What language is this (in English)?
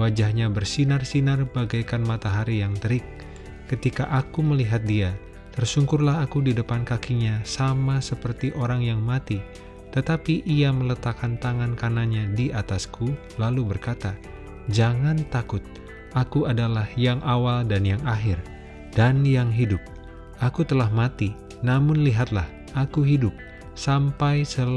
Indonesian